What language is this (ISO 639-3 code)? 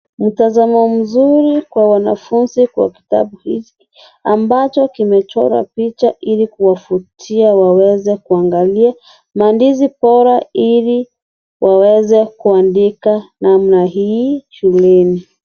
swa